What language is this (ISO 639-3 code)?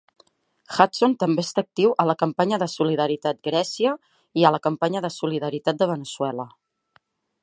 cat